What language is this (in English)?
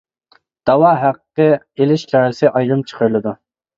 Uyghur